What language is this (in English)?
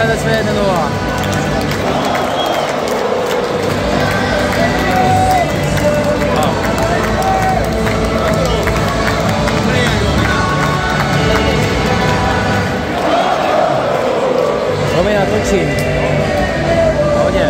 Czech